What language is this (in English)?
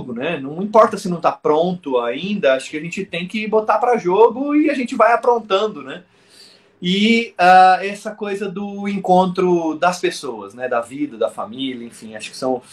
Portuguese